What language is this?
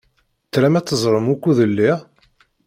Kabyle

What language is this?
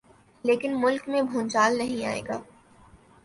Urdu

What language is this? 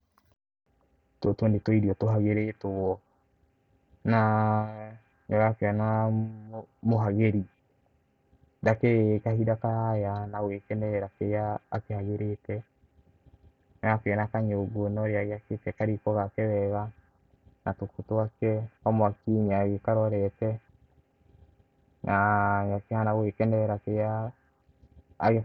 Kikuyu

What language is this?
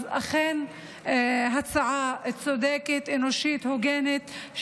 Hebrew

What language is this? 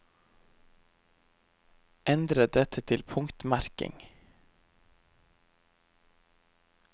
Norwegian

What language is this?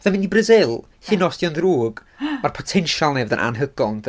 Welsh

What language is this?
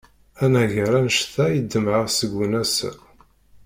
Kabyle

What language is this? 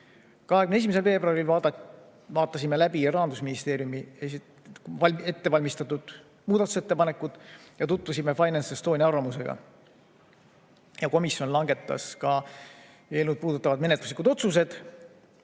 Estonian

